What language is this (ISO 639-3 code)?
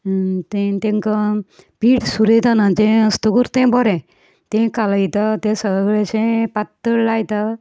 kok